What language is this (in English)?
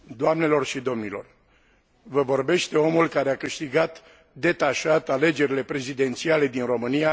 Romanian